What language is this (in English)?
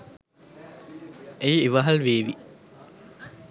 Sinhala